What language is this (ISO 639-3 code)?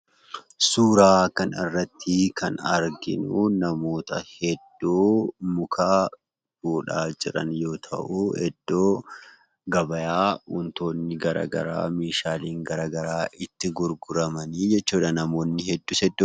orm